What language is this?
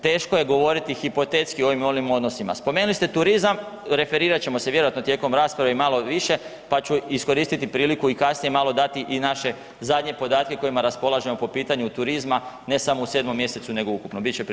Croatian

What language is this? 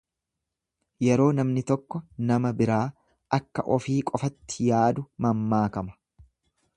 Oromo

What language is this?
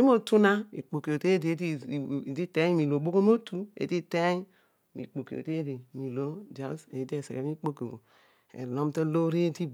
Odual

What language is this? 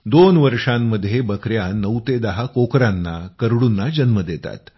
Marathi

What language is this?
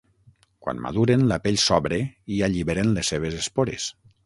Catalan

